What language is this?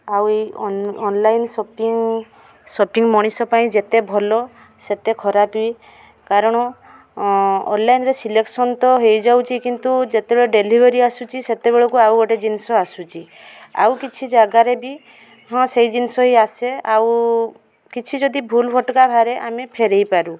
Odia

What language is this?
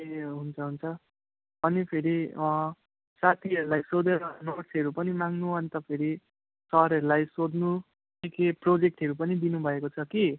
Nepali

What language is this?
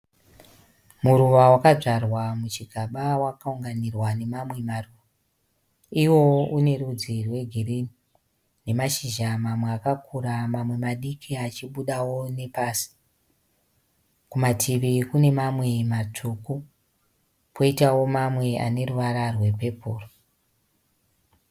Shona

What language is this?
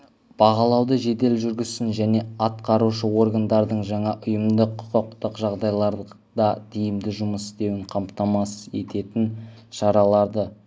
Kazakh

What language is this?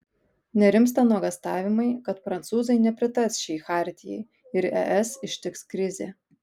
Lithuanian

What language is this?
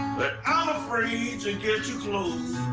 English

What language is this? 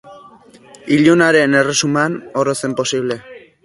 Basque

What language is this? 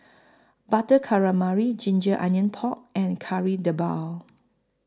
English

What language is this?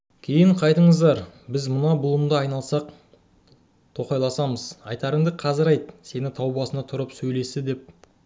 Kazakh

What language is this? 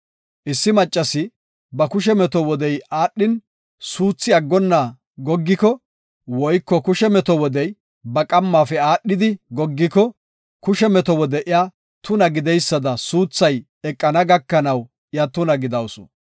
Gofa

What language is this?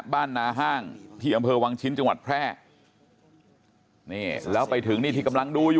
Thai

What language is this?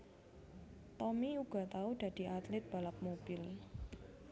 Javanese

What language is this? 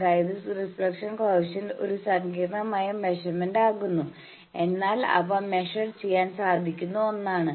Malayalam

